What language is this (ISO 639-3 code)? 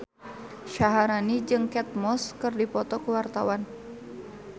sun